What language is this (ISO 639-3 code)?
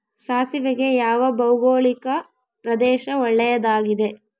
kan